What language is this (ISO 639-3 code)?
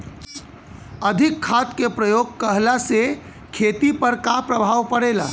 bho